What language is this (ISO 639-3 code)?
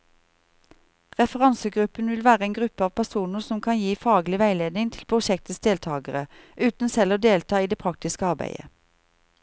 nor